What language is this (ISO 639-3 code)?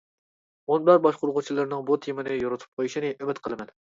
uig